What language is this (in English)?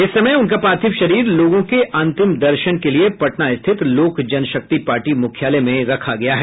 Hindi